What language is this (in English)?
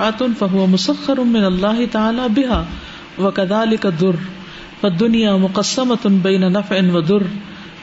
Urdu